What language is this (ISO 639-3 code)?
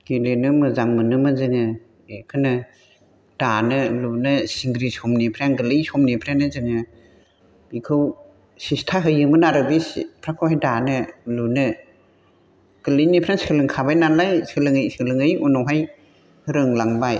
brx